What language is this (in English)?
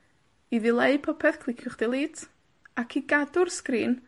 Welsh